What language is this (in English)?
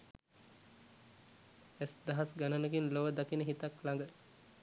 Sinhala